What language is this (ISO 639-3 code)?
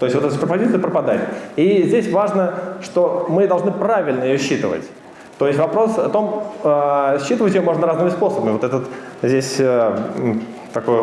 rus